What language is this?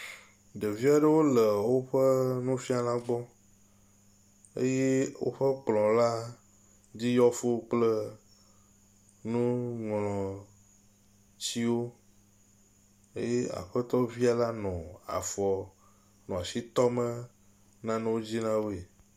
Ewe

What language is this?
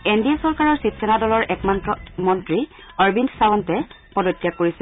Assamese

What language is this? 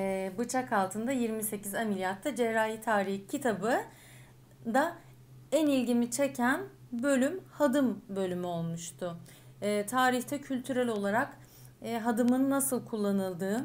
Turkish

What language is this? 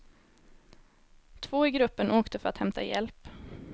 Swedish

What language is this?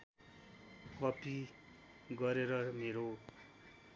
Nepali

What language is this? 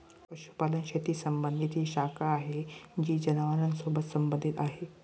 Marathi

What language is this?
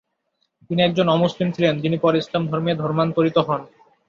Bangla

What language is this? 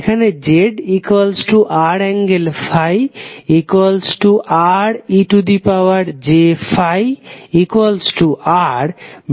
Bangla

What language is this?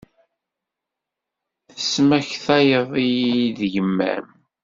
Kabyle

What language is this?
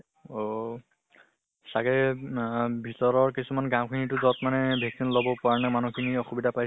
Assamese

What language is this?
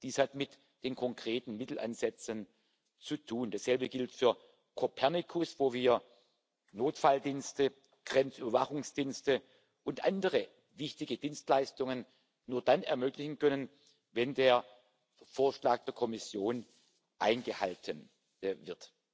German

